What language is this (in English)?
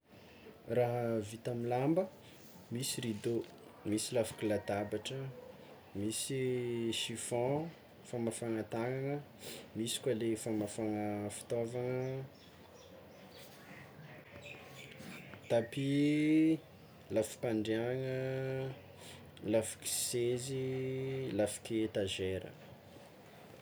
Tsimihety Malagasy